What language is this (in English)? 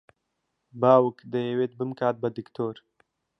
Central Kurdish